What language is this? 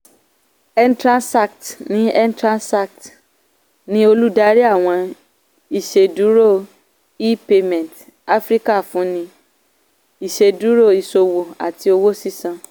Yoruba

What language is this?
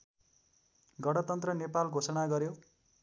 Nepali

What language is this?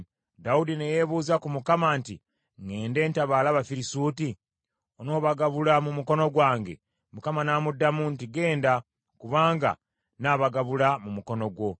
Ganda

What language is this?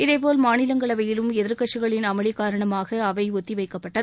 Tamil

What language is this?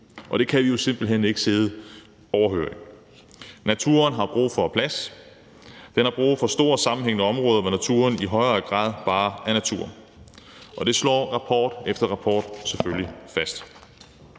Danish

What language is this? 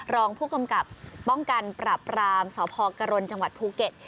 Thai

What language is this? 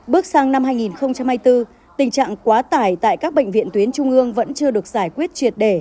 Vietnamese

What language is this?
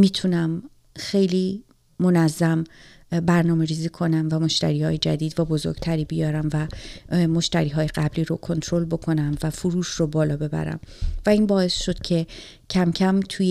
Persian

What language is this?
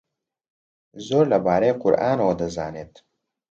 Central Kurdish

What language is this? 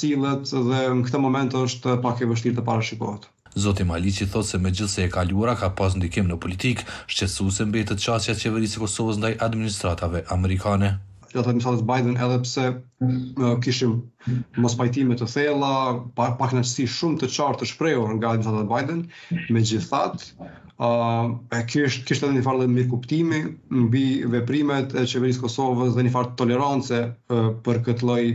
Romanian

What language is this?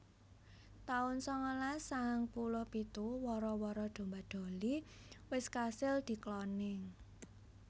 Javanese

